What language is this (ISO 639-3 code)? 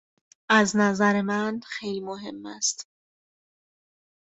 fas